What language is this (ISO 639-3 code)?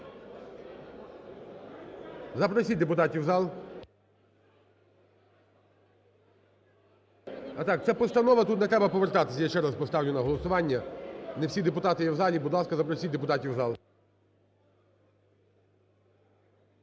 ukr